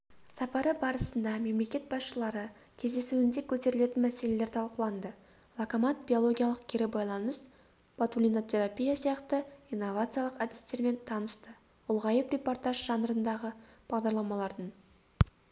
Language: Kazakh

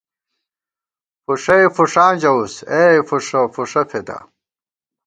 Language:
Gawar-Bati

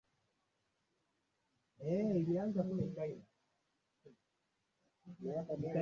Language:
Swahili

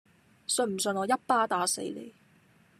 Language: Cantonese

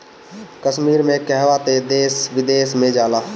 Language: Bhojpuri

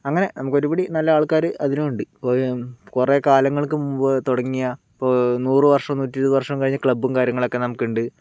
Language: Malayalam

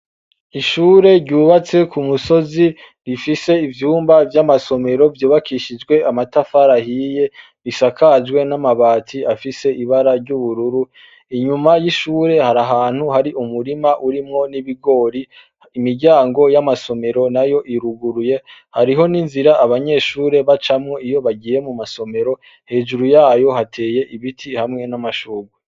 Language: Rundi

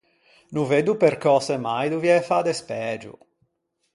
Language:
Ligurian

